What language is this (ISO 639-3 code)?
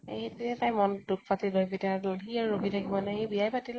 asm